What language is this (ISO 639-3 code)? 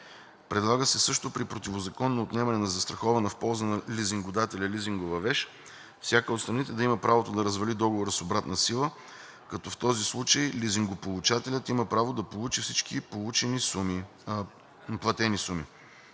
bul